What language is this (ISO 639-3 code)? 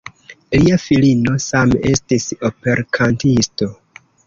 epo